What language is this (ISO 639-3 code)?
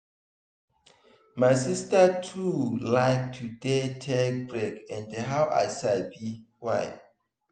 pcm